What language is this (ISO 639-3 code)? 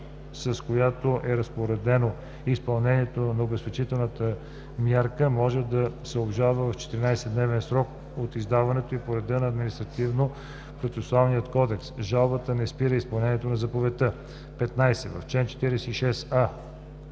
bul